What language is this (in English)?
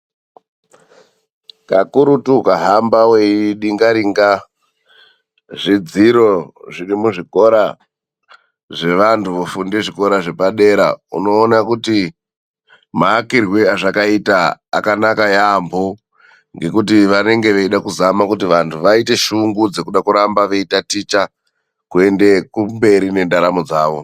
Ndau